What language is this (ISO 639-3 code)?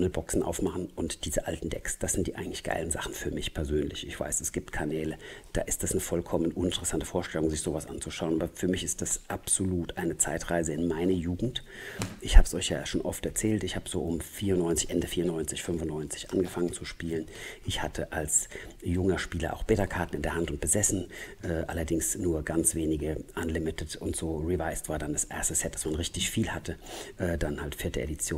deu